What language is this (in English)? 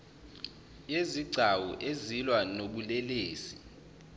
Zulu